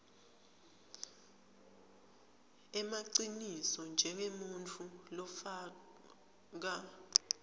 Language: Swati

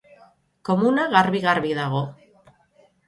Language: Basque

